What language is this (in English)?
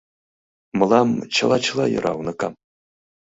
Mari